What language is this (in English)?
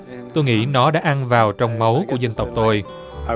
Vietnamese